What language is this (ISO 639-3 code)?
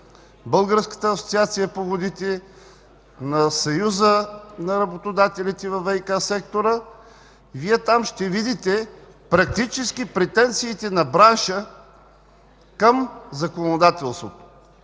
bul